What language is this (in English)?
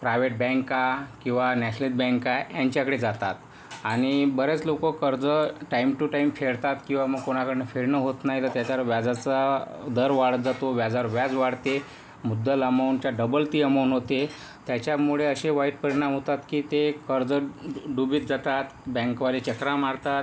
Marathi